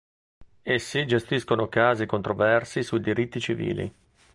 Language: Italian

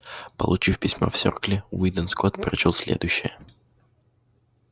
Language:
Russian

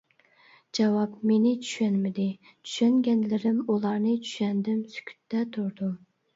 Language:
Uyghur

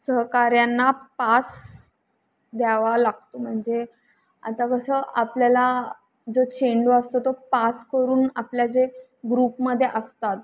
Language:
Marathi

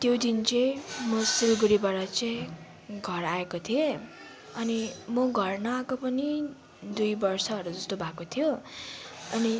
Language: Nepali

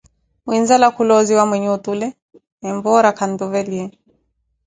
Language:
Koti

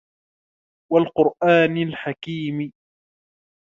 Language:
Arabic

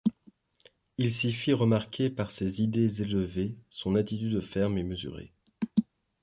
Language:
French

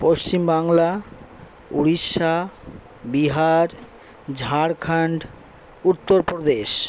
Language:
Bangla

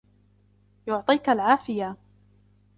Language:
Arabic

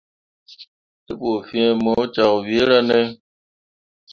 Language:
Mundang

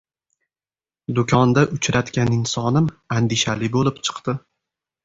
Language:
Uzbek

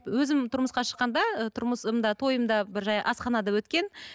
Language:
Kazakh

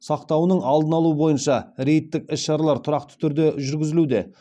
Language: Kazakh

